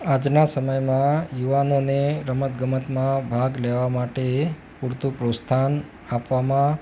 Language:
Gujarati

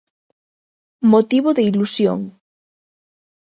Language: Galician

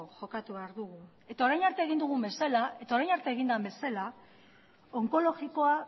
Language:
Basque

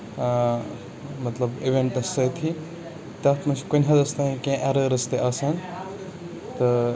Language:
Kashmiri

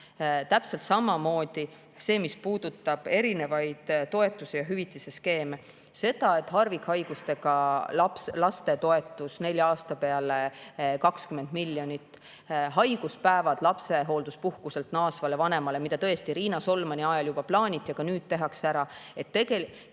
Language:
Estonian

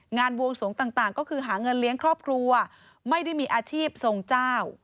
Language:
Thai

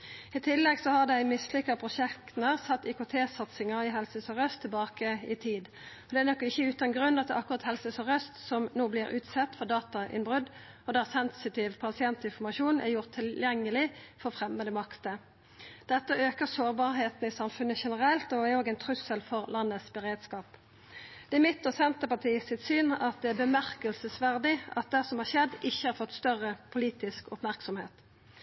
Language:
Norwegian Nynorsk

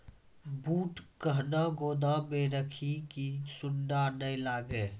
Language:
Maithili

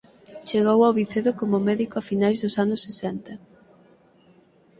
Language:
Galician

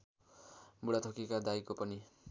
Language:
Nepali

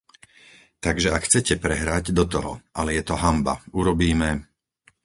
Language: Slovak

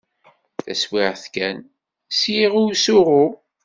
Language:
Kabyle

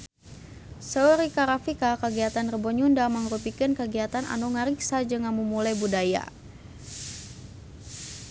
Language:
Sundanese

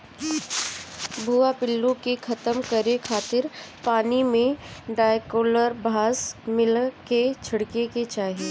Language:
Bhojpuri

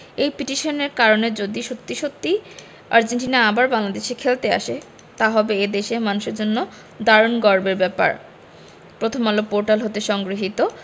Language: Bangla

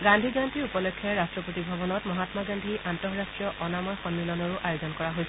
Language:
Assamese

